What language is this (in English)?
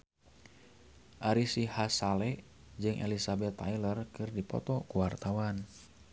Sundanese